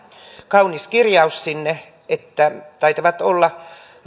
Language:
Finnish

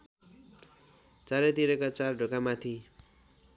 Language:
Nepali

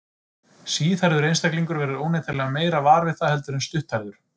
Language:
Icelandic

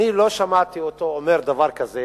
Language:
Hebrew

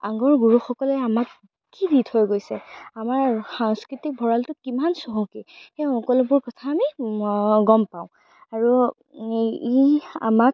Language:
Assamese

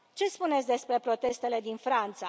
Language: Romanian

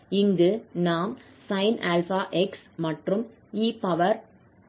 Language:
Tamil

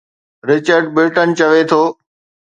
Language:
Sindhi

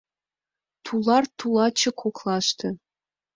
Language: Mari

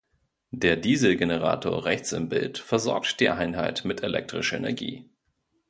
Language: German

